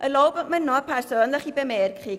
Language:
Swiss German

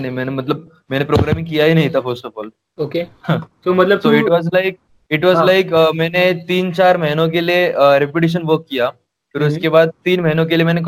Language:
Hindi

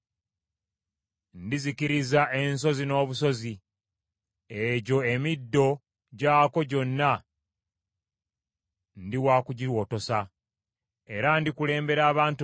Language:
Ganda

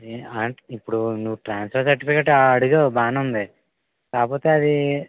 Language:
Telugu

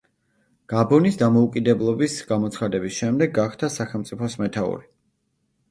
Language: Georgian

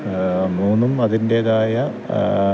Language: Malayalam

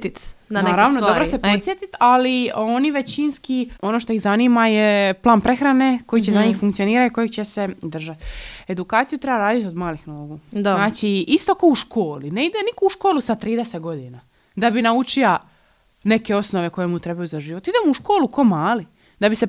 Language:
Croatian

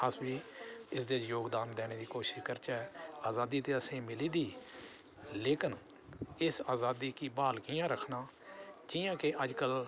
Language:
Dogri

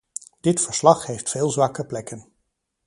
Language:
Dutch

